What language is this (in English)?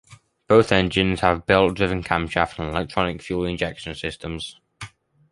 English